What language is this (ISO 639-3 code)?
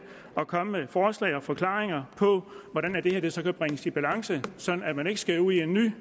dan